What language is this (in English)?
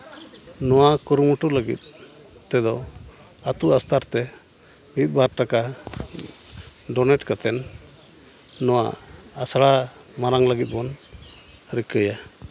Santali